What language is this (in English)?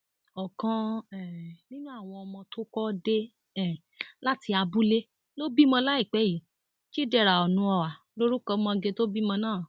Yoruba